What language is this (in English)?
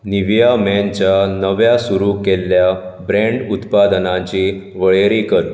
Konkani